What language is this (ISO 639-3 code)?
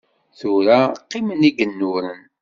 kab